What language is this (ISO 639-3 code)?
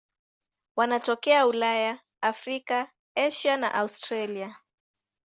swa